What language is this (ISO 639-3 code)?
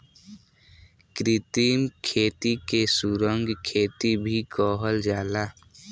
bho